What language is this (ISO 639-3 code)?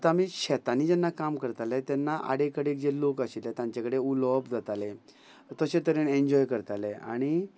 kok